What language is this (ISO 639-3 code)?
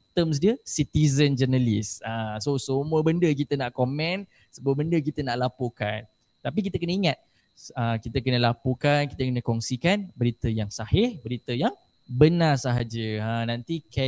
msa